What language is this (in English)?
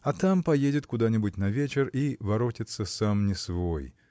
Russian